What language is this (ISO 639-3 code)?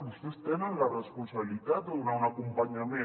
cat